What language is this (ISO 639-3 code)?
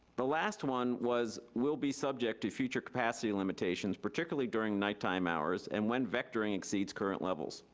eng